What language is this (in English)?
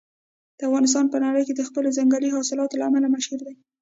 Pashto